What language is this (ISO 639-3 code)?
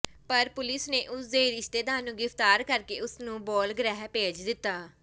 pan